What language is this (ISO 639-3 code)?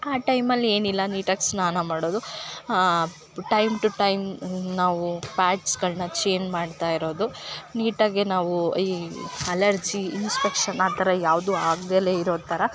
kan